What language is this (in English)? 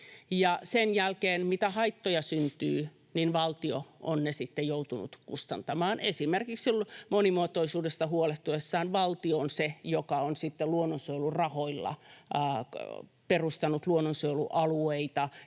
Finnish